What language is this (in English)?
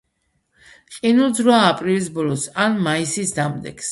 Georgian